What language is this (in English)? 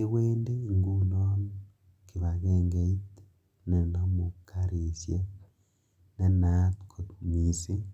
Kalenjin